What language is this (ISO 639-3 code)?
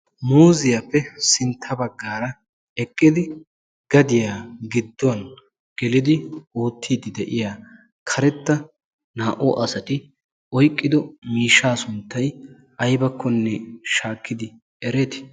wal